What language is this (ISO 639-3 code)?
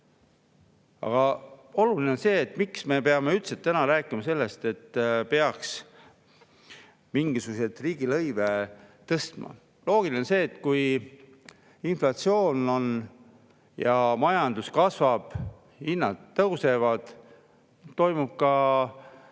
est